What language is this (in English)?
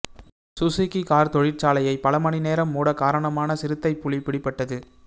Tamil